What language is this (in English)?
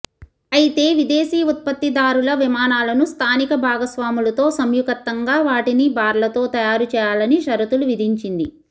Telugu